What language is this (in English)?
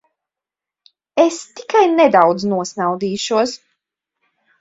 Latvian